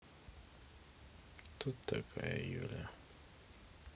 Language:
Russian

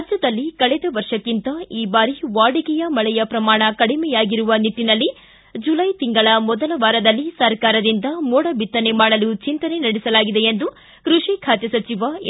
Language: Kannada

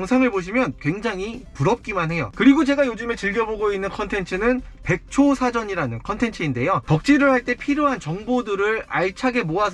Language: Korean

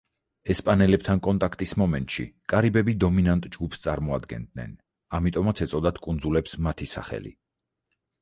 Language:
Georgian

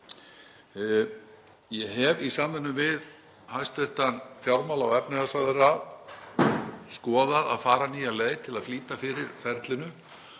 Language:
Icelandic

